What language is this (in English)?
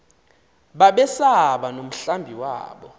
Xhosa